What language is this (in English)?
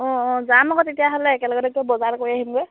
Assamese